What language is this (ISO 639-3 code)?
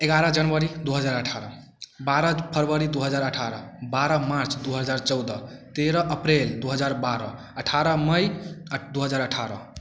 mai